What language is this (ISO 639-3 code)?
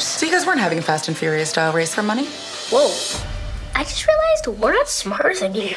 eng